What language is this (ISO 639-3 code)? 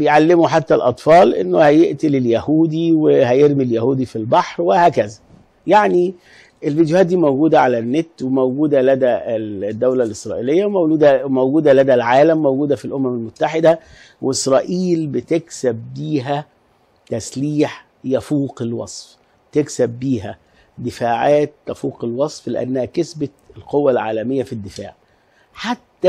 ara